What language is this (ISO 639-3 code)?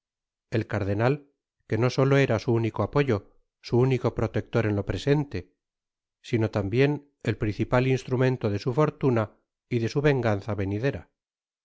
spa